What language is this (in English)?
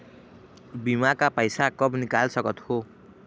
Chhattisgarhi